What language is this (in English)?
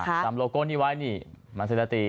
Thai